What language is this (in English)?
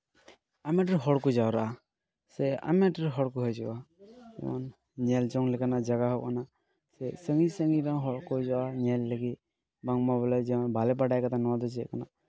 Santali